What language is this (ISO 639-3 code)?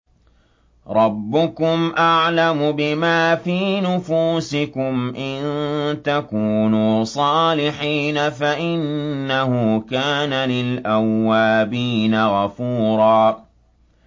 ara